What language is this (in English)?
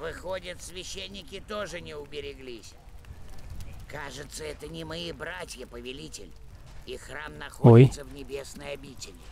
Russian